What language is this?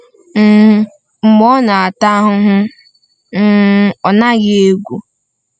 Igbo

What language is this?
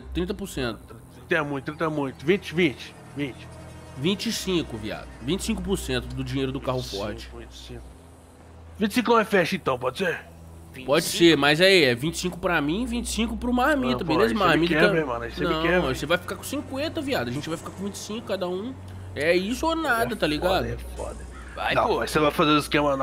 Portuguese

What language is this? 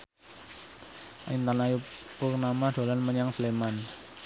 Javanese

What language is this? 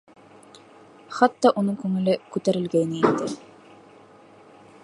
Bashkir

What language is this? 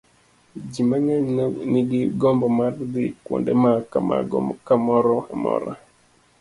Luo (Kenya and Tanzania)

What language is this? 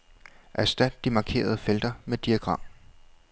Danish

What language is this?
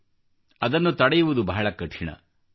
Kannada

